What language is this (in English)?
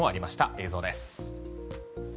Japanese